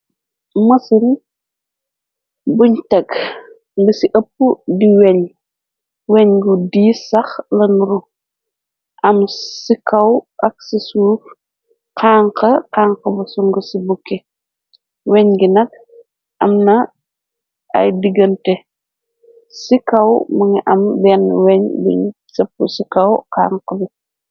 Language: Wolof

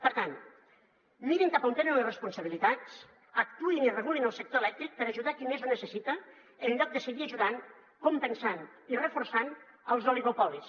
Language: Catalan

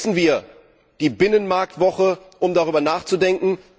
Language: German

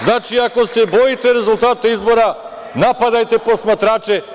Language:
Serbian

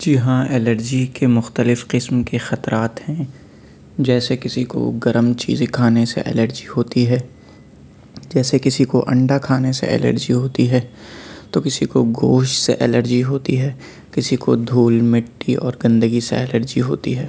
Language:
Urdu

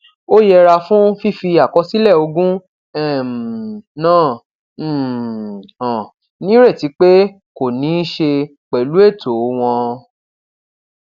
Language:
Yoruba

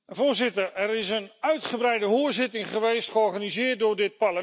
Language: Dutch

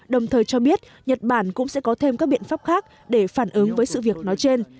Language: Vietnamese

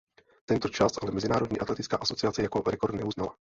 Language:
Czech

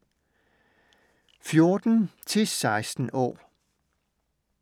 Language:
Danish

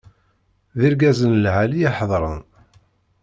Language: Kabyle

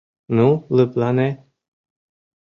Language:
Mari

